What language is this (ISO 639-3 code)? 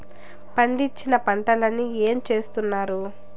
tel